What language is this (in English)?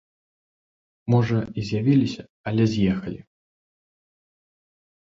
Belarusian